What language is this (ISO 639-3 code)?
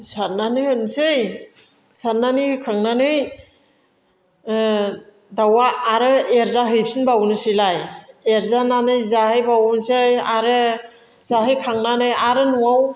brx